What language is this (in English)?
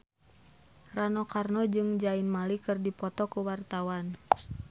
Sundanese